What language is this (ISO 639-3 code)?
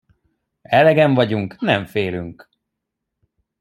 hun